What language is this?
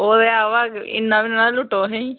Dogri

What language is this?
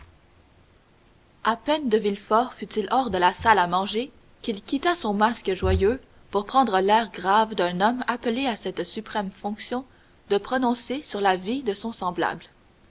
French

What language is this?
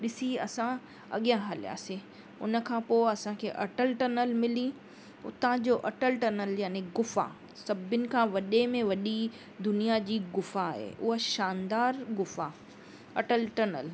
Sindhi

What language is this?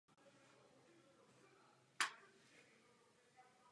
Czech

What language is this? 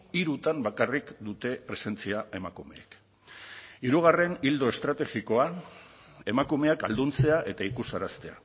Basque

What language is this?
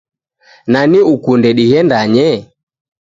Taita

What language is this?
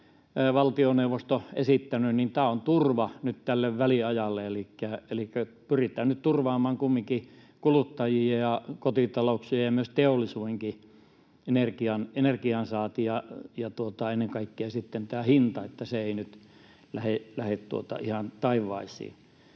Finnish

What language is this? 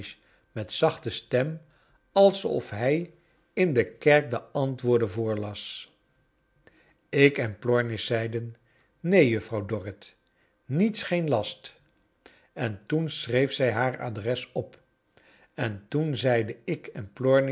Dutch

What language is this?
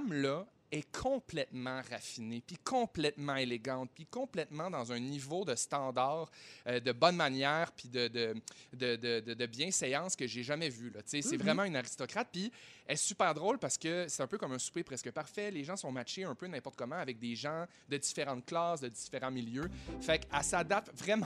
French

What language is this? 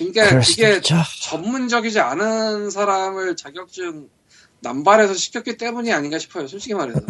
Korean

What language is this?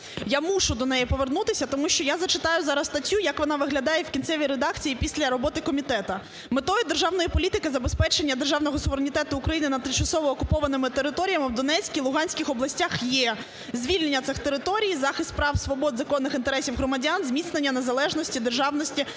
Ukrainian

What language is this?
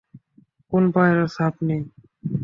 Bangla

